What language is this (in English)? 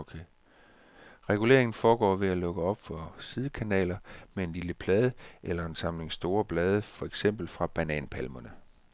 Danish